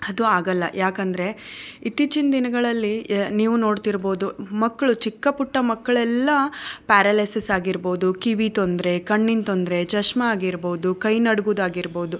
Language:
Kannada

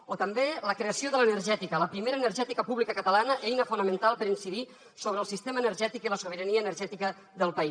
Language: Catalan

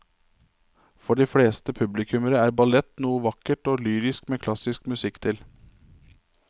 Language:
Norwegian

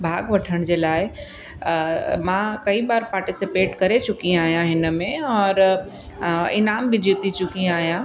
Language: Sindhi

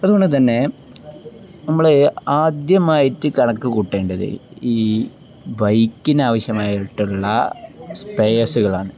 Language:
Malayalam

